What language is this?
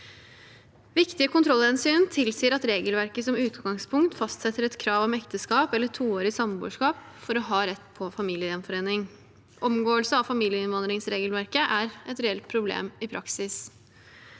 Norwegian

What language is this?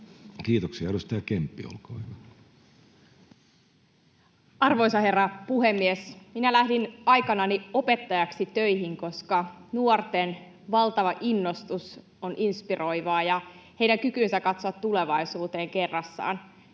Finnish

